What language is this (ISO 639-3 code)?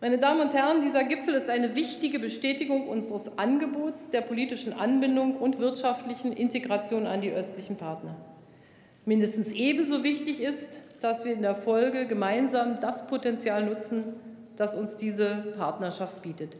deu